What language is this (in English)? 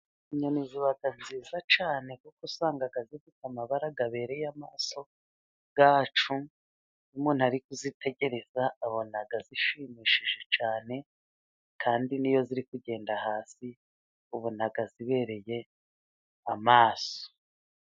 Kinyarwanda